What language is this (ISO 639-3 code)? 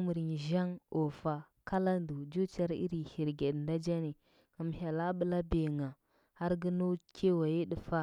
hbb